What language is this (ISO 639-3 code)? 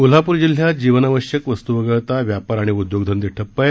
mar